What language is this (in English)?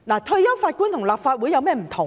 Cantonese